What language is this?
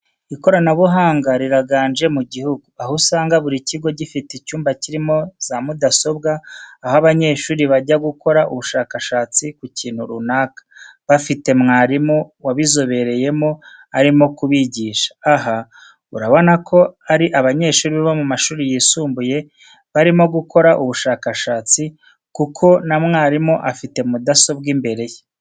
Kinyarwanda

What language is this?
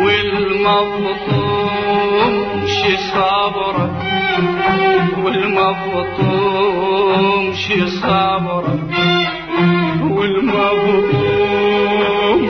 Arabic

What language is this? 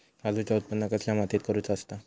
Marathi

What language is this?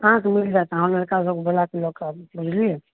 Maithili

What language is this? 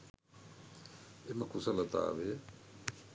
Sinhala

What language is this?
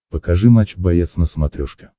Russian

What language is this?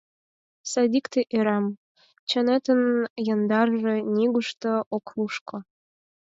Mari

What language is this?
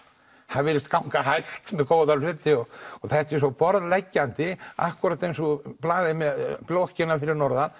Icelandic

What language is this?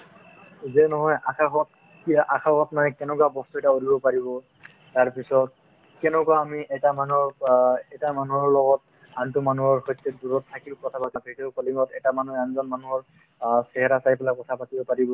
Assamese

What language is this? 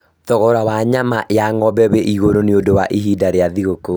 Kikuyu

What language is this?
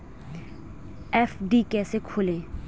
Hindi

